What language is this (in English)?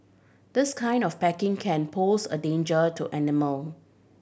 English